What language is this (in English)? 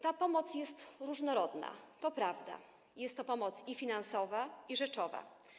Polish